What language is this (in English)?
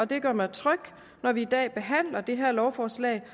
Danish